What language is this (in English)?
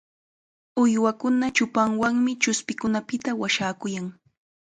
Chiquián Ancash Quechua